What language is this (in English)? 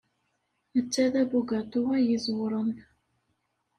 Kabyle